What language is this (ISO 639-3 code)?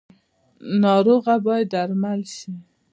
pus